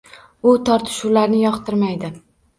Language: Uzbek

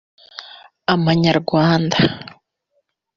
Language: Kinyarwanda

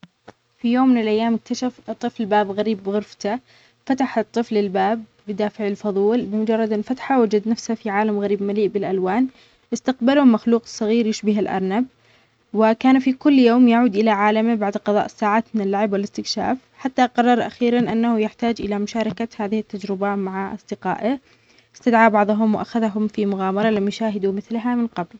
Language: Omani Arabic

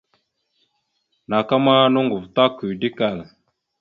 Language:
Mada (Cameroon)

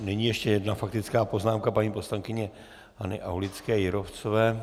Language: Czech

